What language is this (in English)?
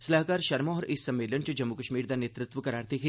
Dogri